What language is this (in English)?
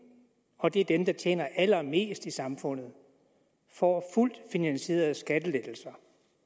Danish